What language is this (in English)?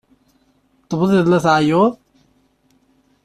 Kabyle